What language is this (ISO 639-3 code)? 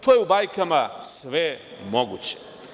srp